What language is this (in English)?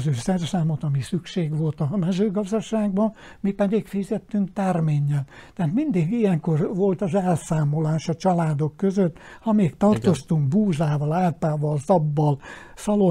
Hungarian